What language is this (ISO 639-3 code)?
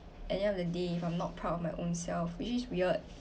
eng